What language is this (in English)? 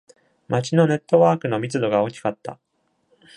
Japanese